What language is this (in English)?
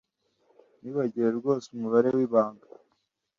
Kinyarwanda